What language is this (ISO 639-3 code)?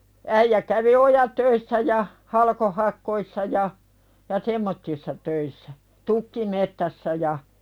fin